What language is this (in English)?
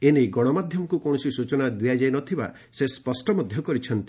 Odia